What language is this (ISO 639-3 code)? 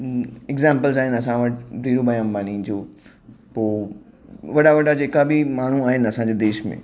snd